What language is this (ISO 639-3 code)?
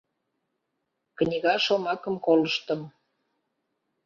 chm